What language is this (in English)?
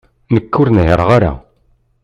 Kabyle